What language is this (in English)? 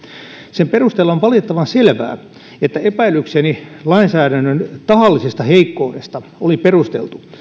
Finnish